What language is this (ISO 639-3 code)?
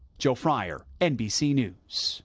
eng